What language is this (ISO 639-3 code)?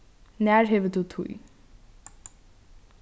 fao